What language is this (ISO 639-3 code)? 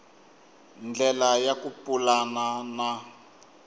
tso